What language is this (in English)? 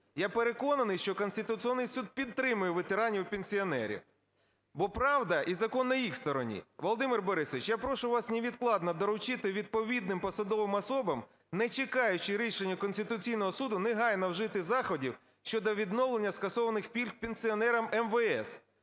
Ukrainian